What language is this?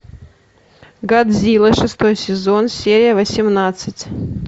Russian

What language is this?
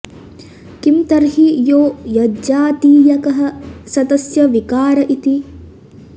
Sanskrit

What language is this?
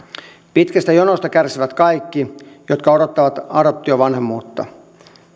Finnish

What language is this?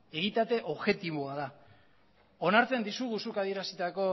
Basque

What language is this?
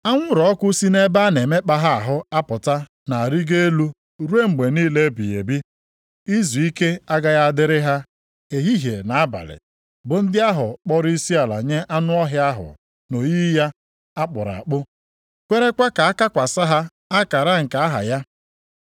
Igbo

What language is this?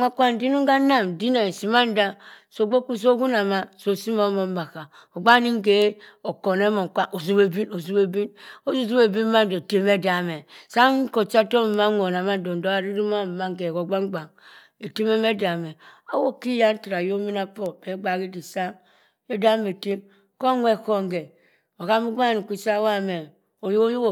Cross River Mbembe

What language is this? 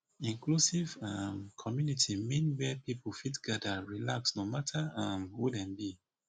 Nigerian Pidgin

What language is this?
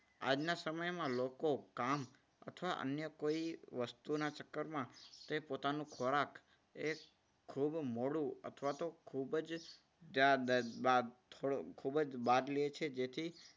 Gujarati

